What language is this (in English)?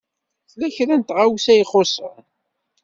Kabyle